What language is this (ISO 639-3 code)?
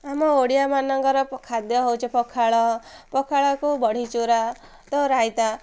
ori